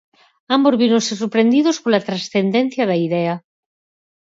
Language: Galician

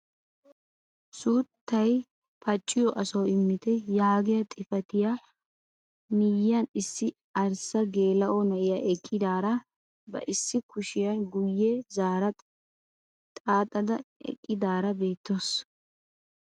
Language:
Wolaytta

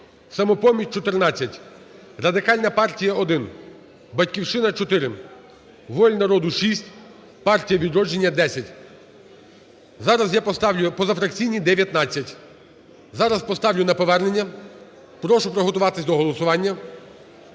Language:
Ukrainian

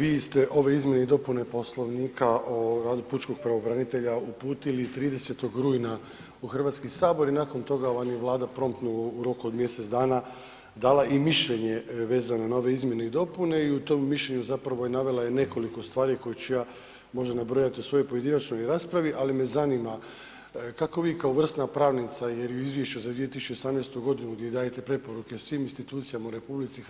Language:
Croatian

